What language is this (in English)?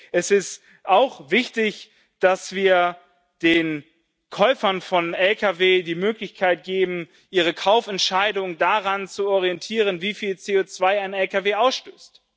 German